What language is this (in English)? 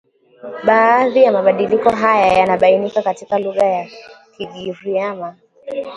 Swahili